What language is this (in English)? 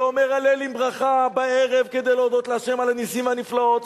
Hebrew